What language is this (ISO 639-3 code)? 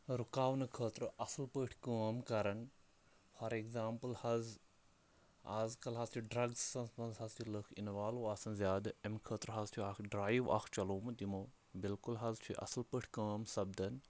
kas